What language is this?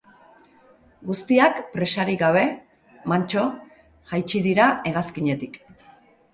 Basque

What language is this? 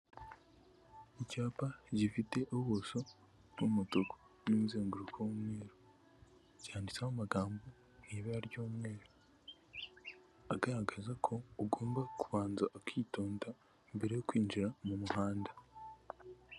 Kinyarwanda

